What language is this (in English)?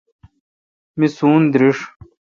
Kalkoti